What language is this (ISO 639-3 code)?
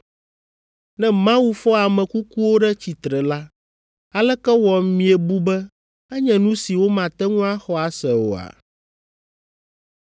ewe